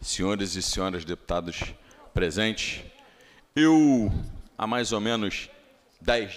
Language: Portuguese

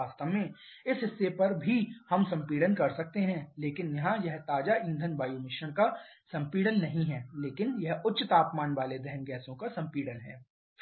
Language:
Hindi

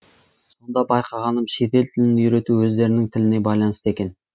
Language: Kazakh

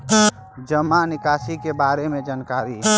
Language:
Magahi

